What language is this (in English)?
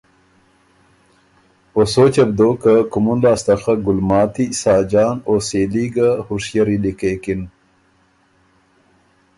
Ormuri